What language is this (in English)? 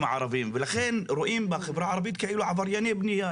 Hebrew